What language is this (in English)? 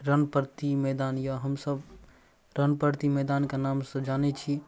Maithili